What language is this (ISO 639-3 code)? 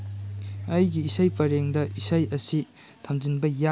mni